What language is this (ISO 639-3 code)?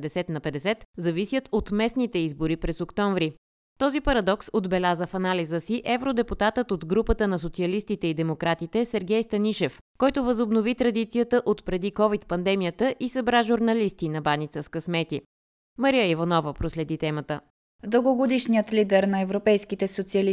bul